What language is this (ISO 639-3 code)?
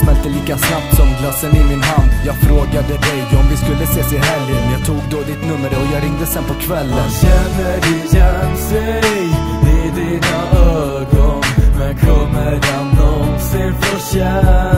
swe